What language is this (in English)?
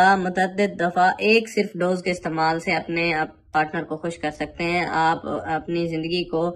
Hindi